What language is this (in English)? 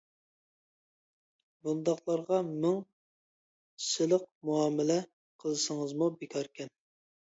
Uyghur